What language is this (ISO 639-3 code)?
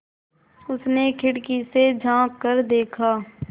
hin